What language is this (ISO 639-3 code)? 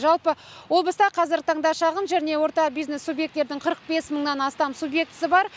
kaz